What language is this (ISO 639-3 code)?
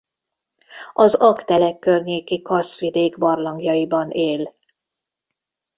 hun